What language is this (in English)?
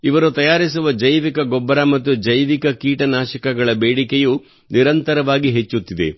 Kannada